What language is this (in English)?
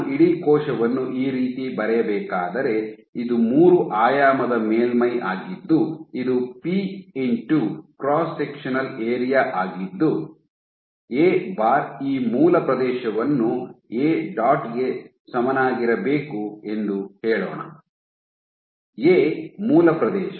Kannada